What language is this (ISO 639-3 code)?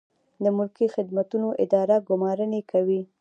pus